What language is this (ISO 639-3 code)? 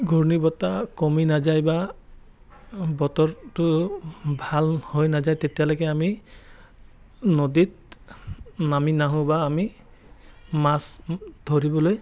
asm